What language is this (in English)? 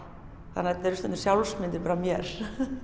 Icelandic